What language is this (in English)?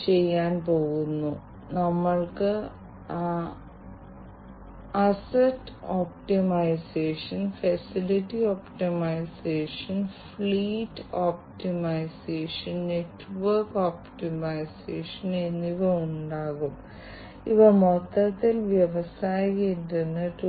Malayalam